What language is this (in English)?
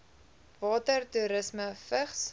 Afrikaans